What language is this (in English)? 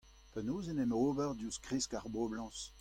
Breton